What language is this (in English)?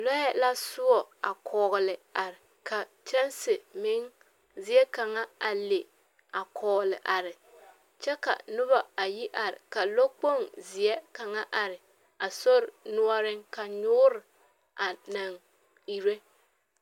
Southern Dagaare